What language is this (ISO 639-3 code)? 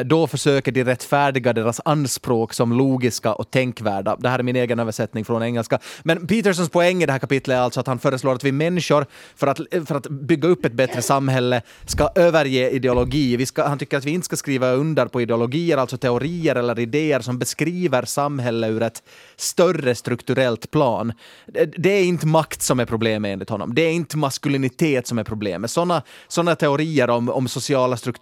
swe